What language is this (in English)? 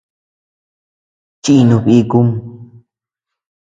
Tepeuxila Cuicatec